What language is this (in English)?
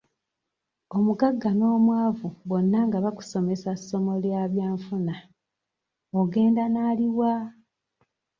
Ganda